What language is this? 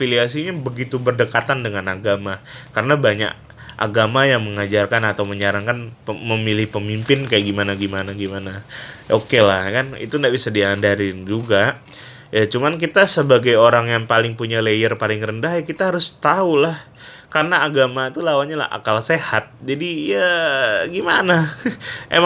Indonesian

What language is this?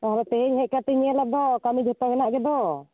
Santali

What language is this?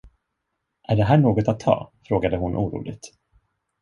Swedish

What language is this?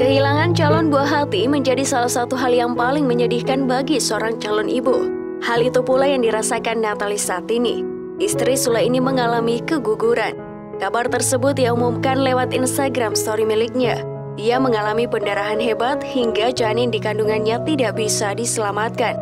Indonesian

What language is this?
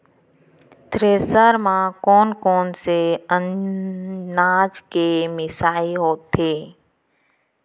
Chhattisgarhi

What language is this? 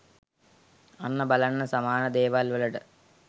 Sinhala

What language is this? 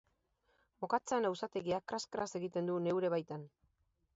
Basque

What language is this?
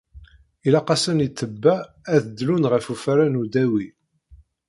Kabyle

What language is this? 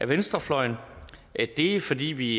Danish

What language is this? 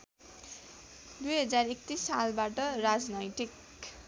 Nepali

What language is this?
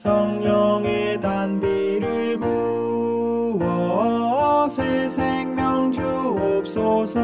Korean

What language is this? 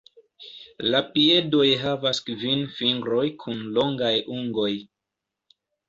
Esperanto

